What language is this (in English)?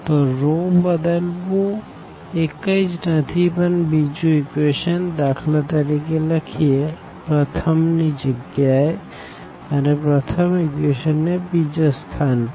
Gujarati